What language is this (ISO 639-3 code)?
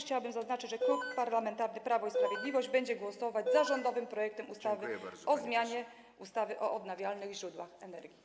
pol